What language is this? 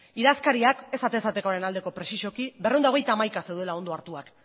Basque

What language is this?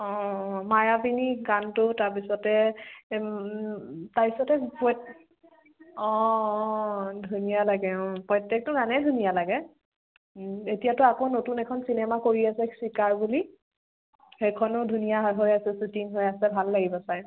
Assamese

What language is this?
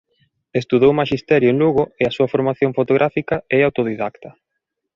Galician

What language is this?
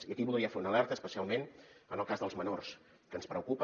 Catalan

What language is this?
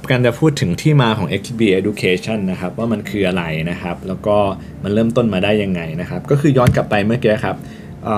Thai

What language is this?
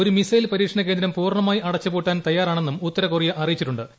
Malayalam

